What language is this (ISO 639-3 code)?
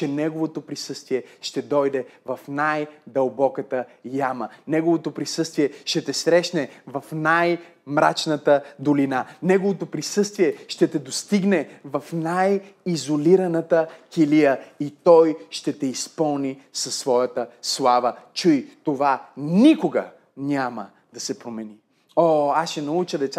bul